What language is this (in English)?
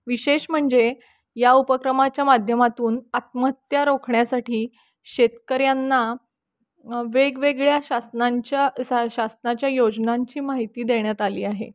Marathi